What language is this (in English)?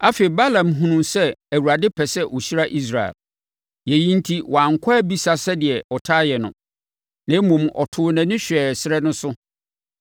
Akan